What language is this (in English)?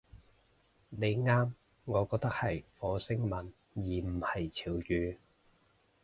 Cantonese